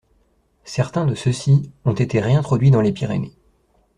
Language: French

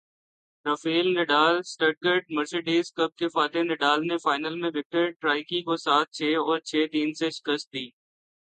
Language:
Urdu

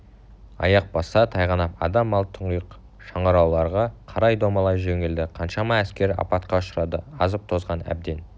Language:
Kazakh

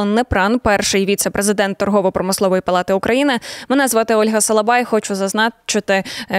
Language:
Ukrainian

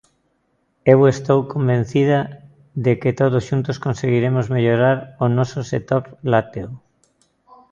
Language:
Galician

